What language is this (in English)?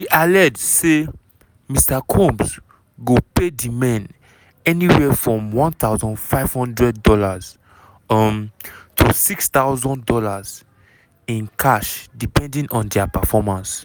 Nigerian Pidgin